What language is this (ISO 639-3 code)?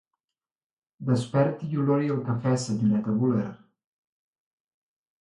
cat